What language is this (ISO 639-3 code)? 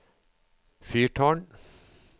nor